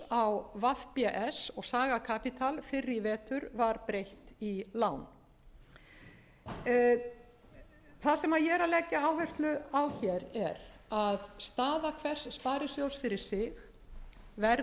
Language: Icelandic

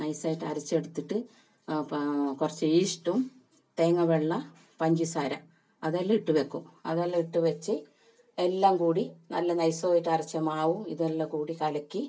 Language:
Malayalam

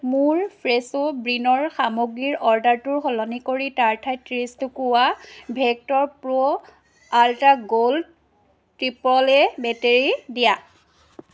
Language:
Assamese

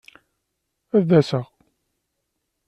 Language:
Kabyle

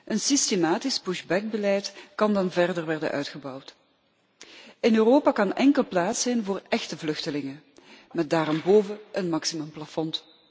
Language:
Dutch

